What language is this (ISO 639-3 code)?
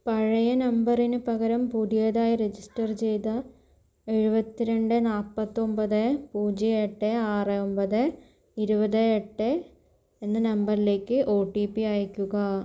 mal